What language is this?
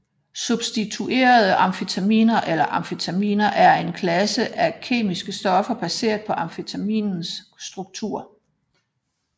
Danish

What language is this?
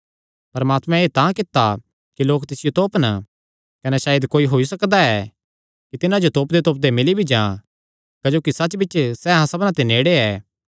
Kangri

